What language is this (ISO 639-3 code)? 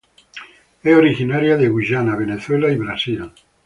spa